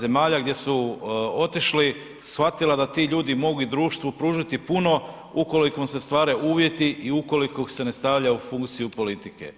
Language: Croatian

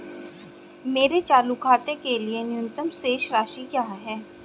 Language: Hindi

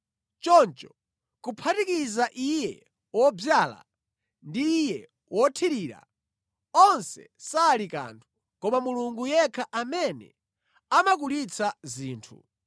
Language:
Nyanja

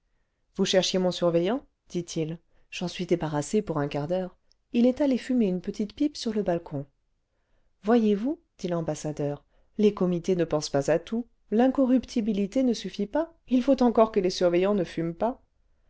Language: French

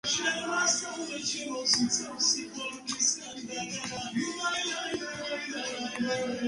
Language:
Georgian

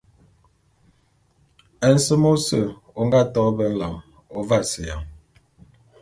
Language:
Bulu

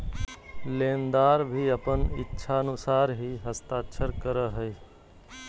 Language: Magahi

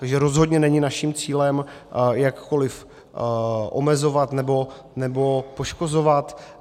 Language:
Czech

